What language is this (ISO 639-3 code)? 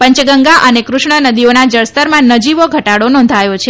guj